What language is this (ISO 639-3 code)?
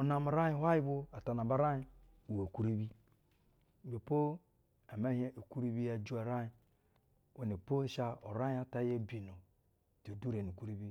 bzw